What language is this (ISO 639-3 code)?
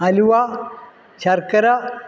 mal